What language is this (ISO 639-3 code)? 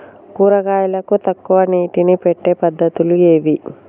tel